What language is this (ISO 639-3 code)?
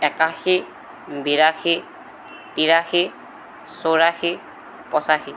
asm